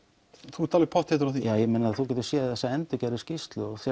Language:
Icelandic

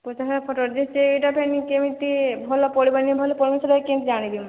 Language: Odia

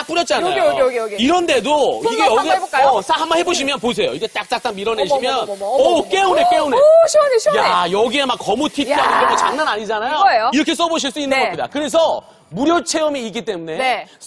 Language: Korean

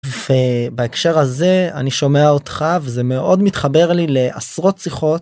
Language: Hebrew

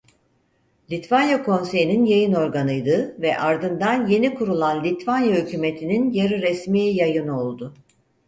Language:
Turkish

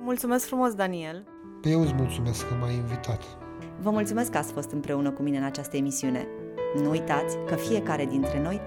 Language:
Romanian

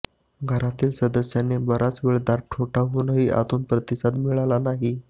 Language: Marathi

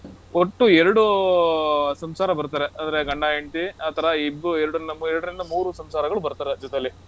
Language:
Kannada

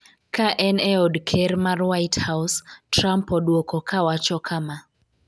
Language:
Luo (Kenya and Tanzania)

